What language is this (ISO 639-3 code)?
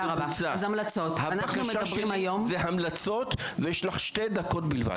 heb